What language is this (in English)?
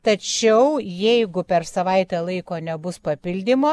Lithuanian